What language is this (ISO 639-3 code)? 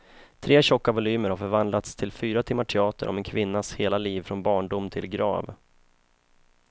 swe